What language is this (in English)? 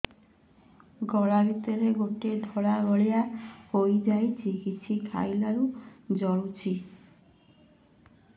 Odia